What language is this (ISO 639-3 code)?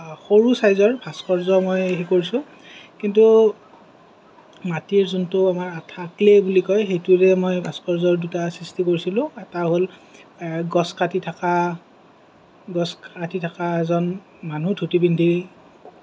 asm